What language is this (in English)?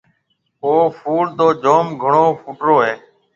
Marwari (Pakistan)